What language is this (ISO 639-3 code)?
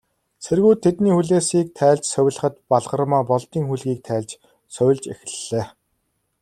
mon